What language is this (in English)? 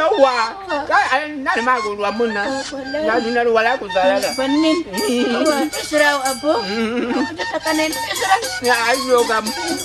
Indonesian